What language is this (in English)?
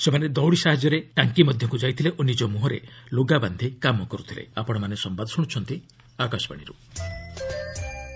Odia